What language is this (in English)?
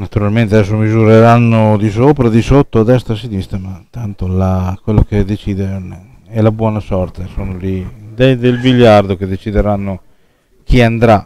Italian